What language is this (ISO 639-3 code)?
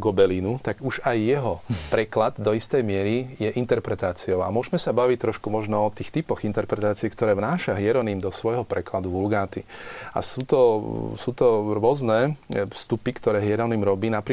slk